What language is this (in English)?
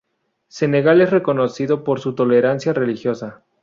Spanish